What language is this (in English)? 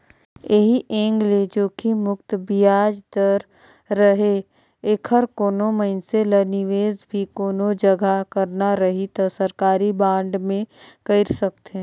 Chhattisgarhi